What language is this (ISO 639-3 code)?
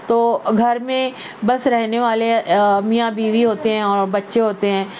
urd